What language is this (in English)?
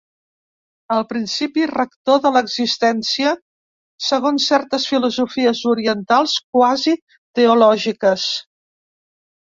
Catalan